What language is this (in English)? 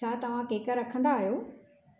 Sindhi